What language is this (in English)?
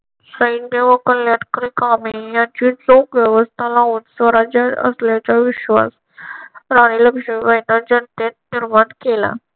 Marathi